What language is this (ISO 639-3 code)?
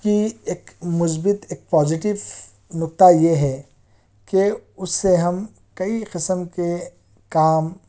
urd